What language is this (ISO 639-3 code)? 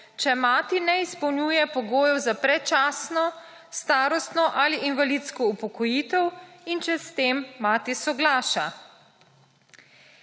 slv